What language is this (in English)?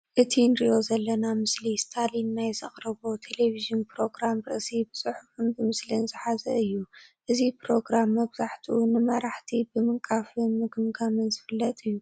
Tigrinya